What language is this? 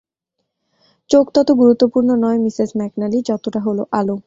Bangla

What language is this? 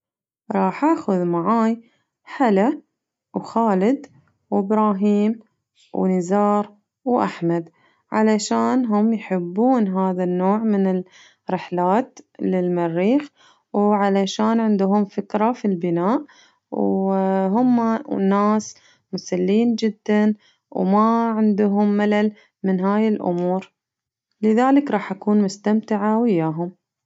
Najdi Arabic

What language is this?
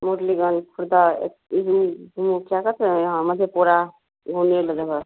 Hindi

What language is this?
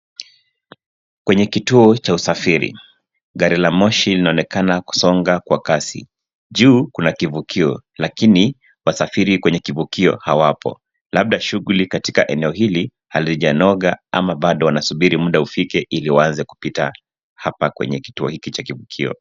Swahili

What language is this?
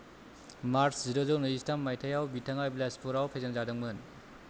Bodo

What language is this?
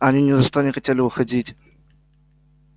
Russian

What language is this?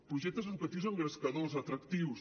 Catalan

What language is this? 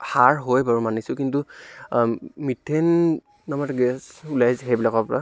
Assamese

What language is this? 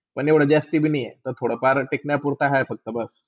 Marathi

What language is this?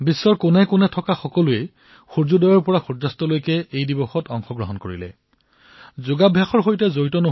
Assamese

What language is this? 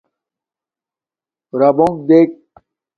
Domaaki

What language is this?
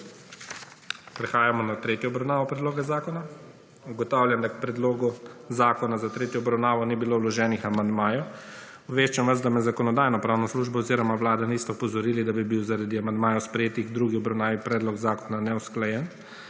Slovenian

